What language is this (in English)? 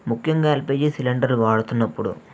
Telugu